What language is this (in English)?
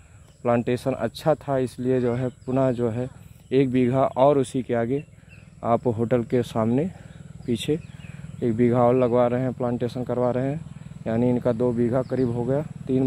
Hindi